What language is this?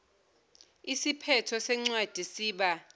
Zulu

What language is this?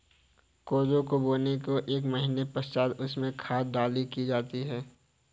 Hindi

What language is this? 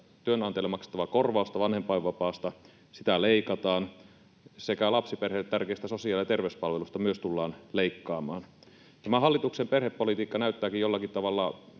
Finnish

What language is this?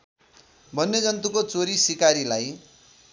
Nepali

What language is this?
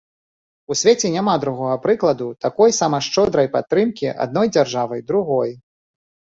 Belarusian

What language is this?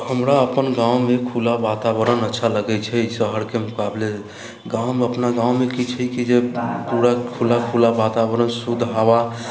Maithili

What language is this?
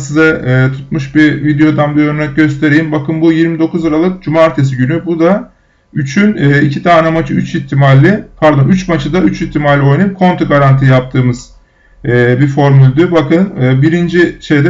Turkish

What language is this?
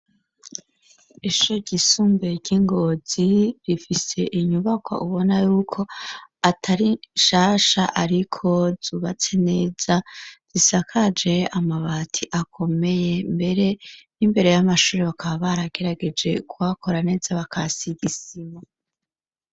Rundi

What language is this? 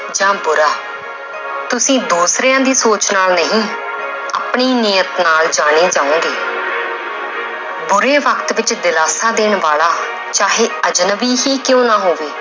Punjabi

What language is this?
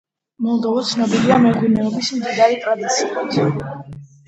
Georgian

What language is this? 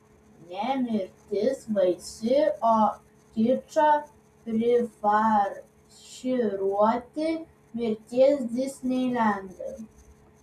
Lithuanian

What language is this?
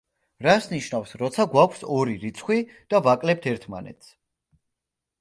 Georgian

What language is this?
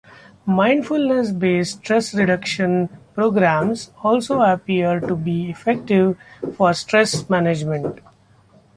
English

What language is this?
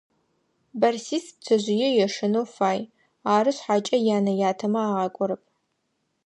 Adyghe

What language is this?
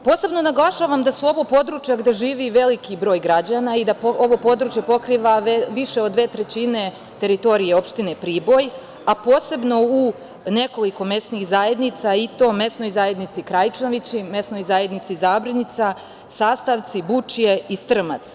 Serbian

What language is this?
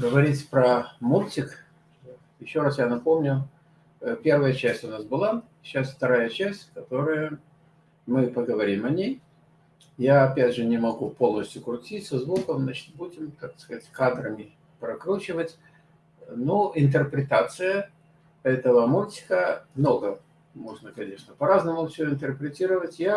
Russian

